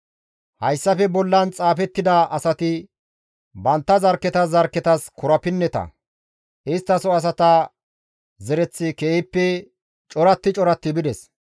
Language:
Gamo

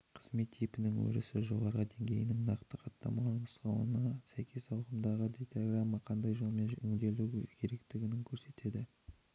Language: Kazakh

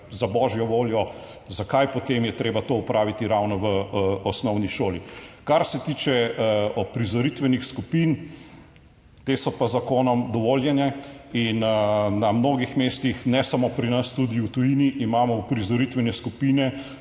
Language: Slovenian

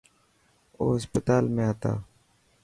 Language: Dhatki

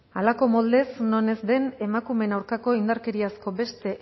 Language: Basque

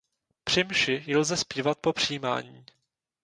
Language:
Czech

